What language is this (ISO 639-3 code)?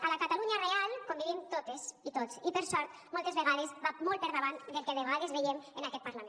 cat